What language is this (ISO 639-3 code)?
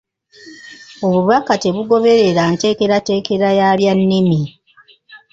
lug